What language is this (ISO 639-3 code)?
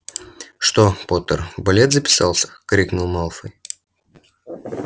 rus